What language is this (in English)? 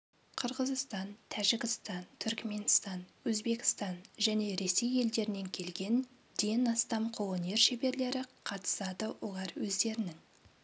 Kazakh